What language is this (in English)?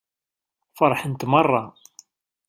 Kabyle